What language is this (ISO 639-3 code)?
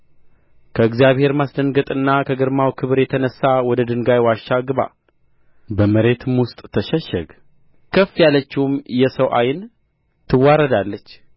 amh